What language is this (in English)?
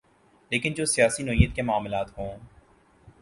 Urdu